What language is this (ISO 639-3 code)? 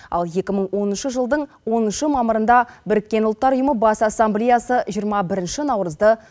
kaz